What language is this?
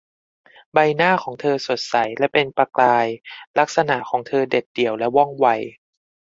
Thai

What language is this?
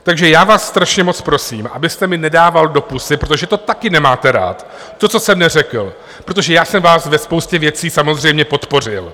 Czech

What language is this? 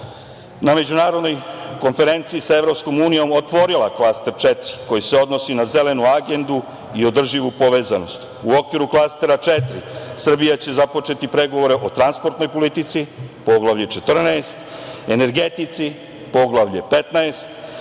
Serbian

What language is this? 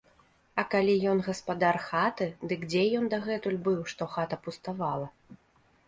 Belarusian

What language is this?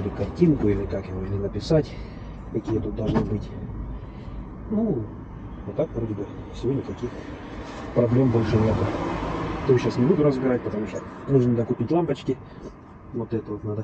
Russian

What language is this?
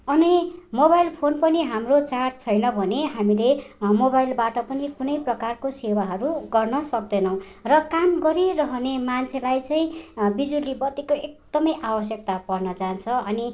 Nepali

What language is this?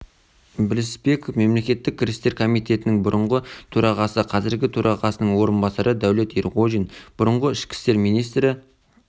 Kazakh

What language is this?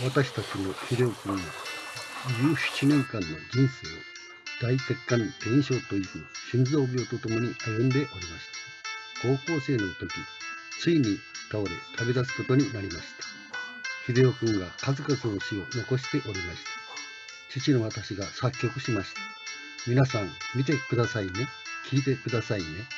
Japanese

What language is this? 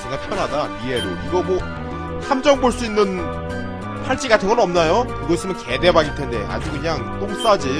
Korean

